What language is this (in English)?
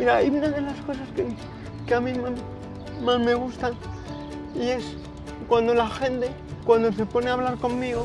Spanish